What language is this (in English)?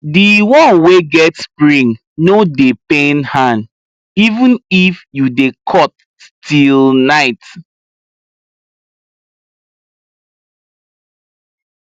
Nigerian Pidgin